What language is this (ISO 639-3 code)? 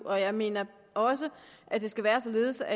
dan